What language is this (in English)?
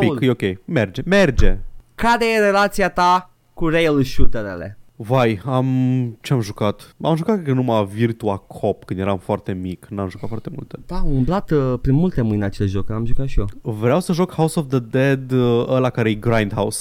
Romanian